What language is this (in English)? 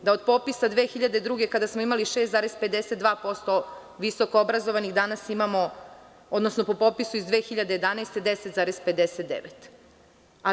Serbian